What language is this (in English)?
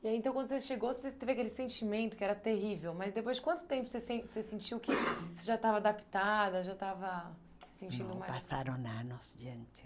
Portuguese